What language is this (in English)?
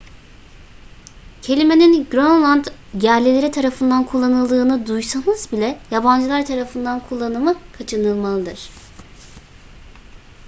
Turkish